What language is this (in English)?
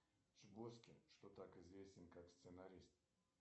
Russian